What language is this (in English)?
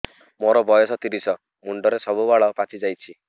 Odia